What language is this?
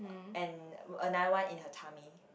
English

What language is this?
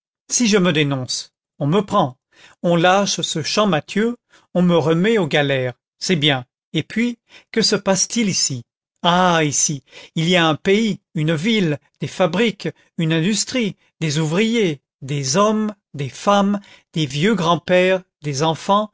French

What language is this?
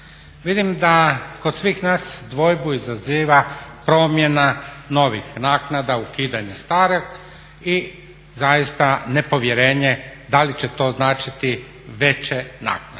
Croatian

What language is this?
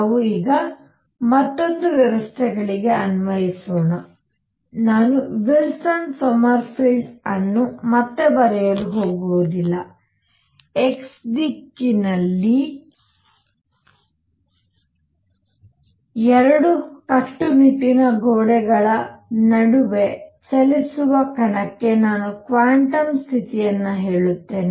Kannada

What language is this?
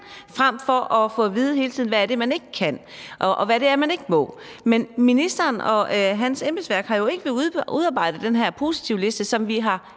Danish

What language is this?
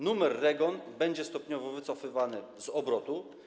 Polish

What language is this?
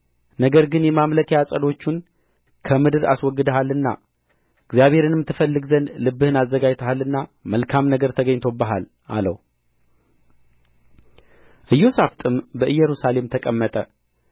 Amharic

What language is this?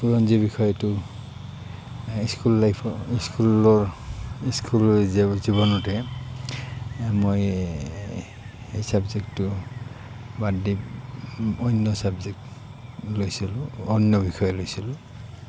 Assamese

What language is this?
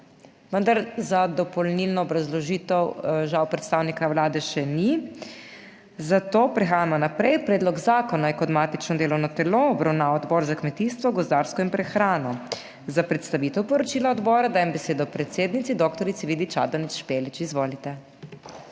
Slovenian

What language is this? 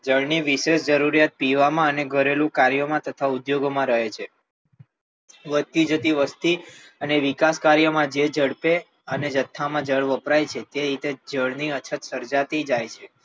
Gujarati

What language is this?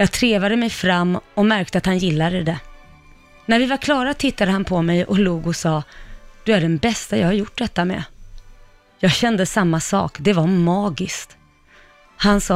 Swedish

